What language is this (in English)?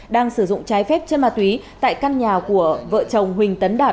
Vietnamese